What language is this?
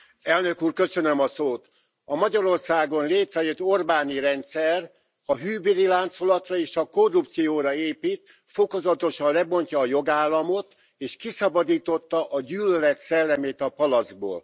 Hungarian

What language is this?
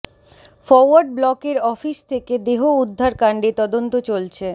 Bangla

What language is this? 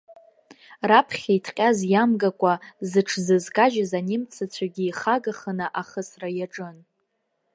Abkhazian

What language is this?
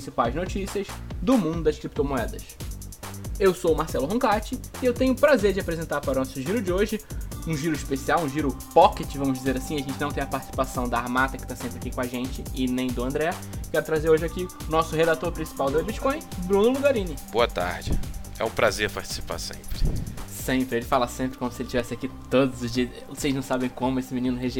Portuguese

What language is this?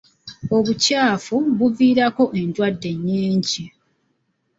Ganda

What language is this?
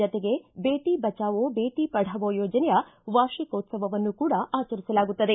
Kannada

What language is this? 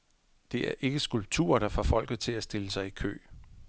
Danish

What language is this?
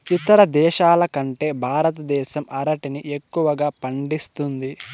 Telugu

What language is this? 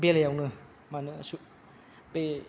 Bodo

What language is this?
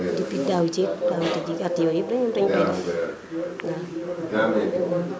Wolof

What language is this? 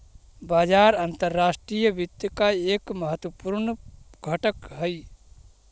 Magahi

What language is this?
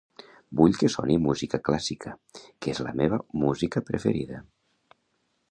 Catalan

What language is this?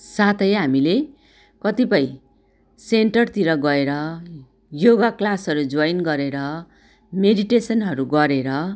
Nepali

